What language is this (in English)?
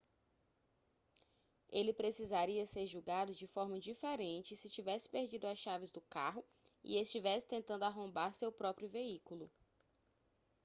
Portuguese